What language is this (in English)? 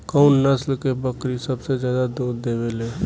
Bhojpuri